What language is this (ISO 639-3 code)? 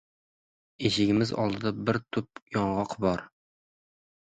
uzb